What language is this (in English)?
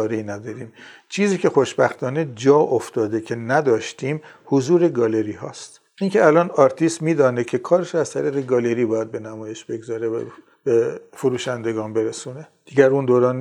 Persian